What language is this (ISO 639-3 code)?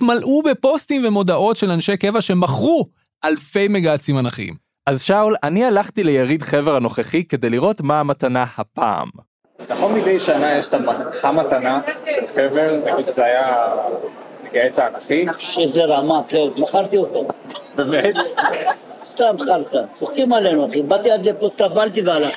heb